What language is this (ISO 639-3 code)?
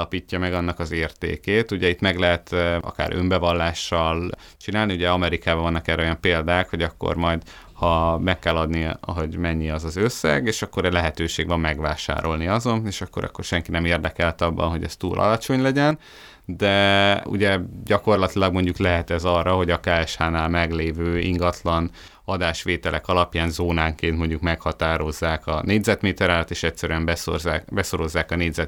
hun